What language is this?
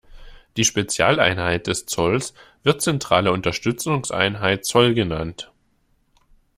German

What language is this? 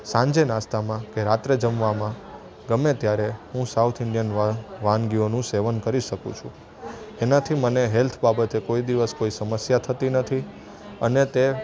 Gujarati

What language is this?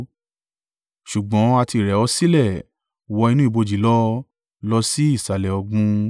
Yoruba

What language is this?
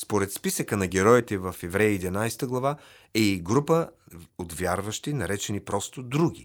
Bulgarian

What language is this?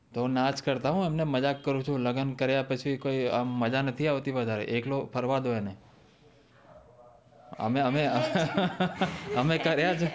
Gujarati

